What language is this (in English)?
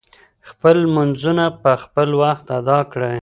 Pashto